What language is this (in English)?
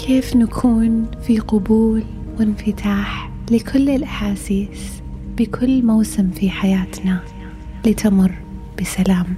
Arabic